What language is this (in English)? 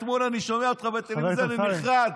Hebrew